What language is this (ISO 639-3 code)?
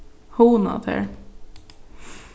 fao